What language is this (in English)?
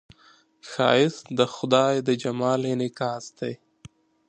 Pashto